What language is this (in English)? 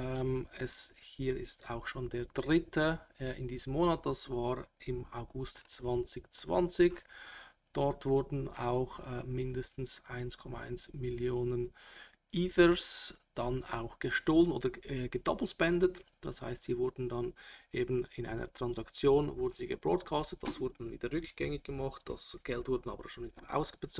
German